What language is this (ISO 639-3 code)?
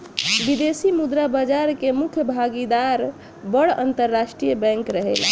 bho